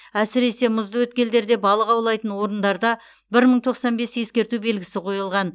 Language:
Kazakh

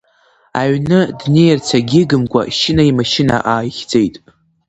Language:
Abkhazian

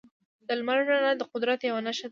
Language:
Pashto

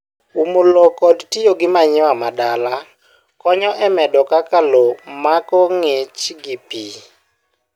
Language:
Luo (Kenya and Tanzania)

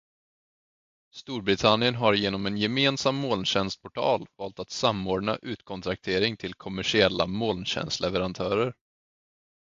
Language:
Swedish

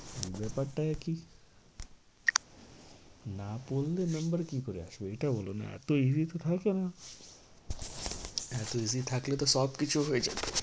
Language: Bangla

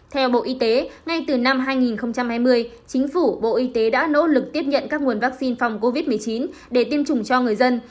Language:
Vietnamese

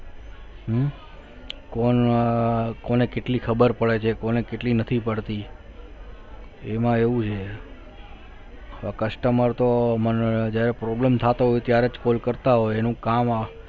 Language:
Gujarati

